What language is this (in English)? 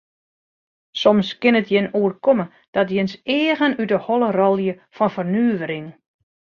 Western Frisian